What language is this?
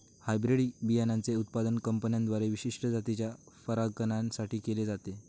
Marathi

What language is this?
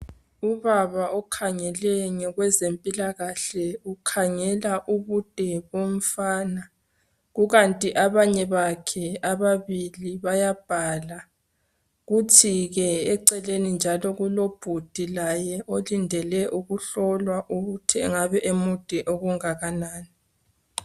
North Ndebele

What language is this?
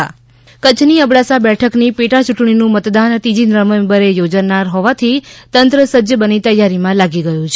Gujarati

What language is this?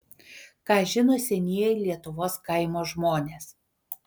Lithuanian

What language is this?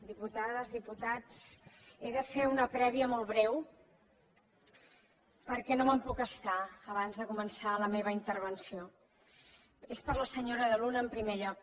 Catalan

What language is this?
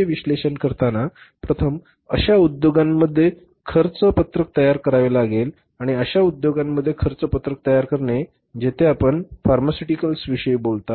Marathi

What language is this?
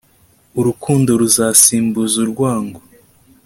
Kinyarwanda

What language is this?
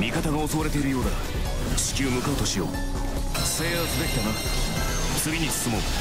Japanese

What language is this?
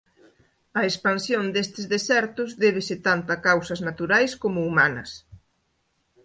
Galician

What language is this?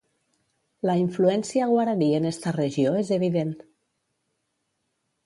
Catalan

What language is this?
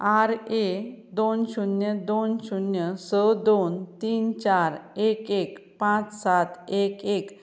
Konkani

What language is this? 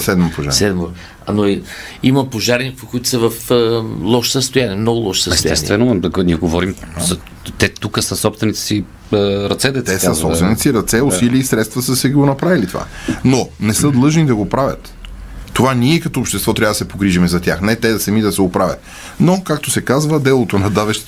Bulgarian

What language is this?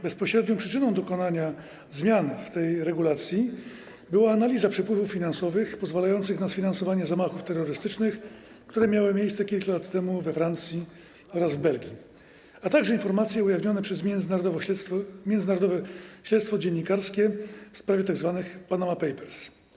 Polish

